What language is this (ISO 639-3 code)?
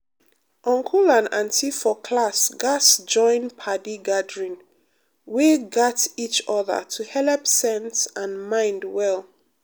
pcm